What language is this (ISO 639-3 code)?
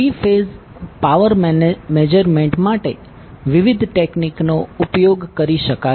guj